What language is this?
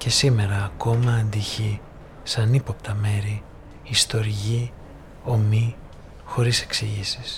Greek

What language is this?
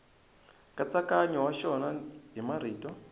Tsonga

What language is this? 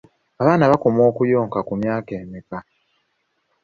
Ganda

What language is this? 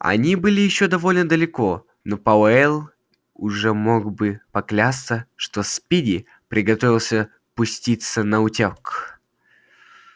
Russian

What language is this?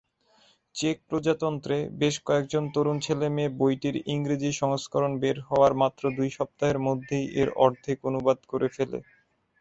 Bangla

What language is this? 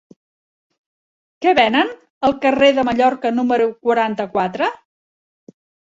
Catalan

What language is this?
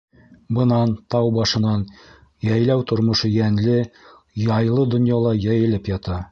Bashkir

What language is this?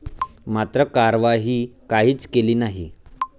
Marathi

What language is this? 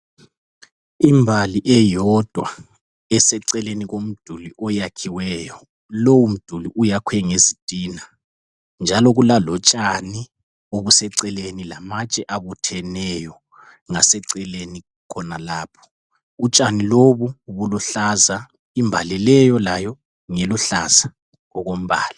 North Ndebele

